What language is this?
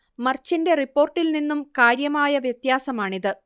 Malayalam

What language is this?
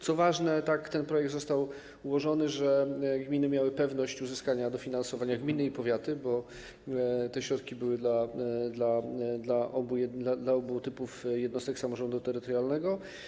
Polish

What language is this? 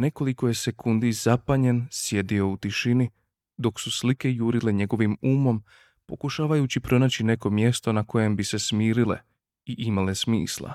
Croatian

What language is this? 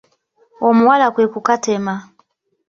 Ganda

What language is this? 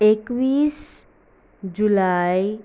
Konkani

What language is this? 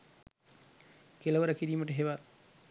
Sinhala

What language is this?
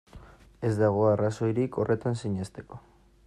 Basque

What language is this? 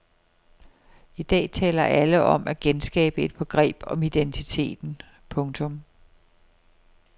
Danish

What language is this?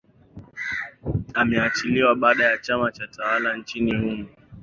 Swahili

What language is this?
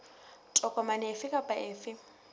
Southern Sotho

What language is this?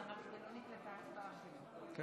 Hebrew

